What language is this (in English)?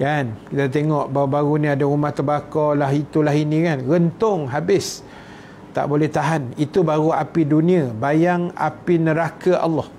Malay